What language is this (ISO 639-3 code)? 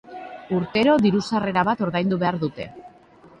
eus